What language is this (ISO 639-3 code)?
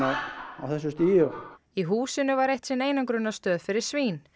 isl